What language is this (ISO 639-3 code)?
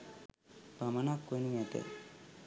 sin